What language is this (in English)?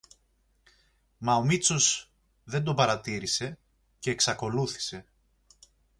Greek